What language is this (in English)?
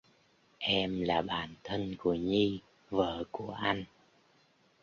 Vietnamese